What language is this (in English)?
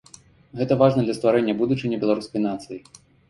Belarusian